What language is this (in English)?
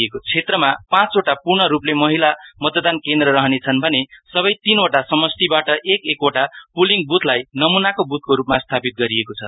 Nepali